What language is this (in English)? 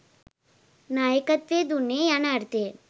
Sinhala